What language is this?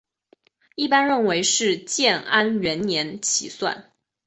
Chinese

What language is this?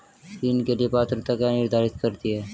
Hindi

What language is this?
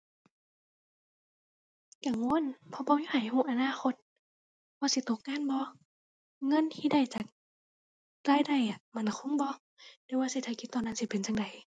Thai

